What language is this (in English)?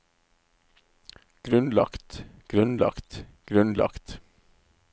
Norwegian